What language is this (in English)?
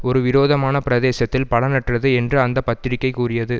Tamil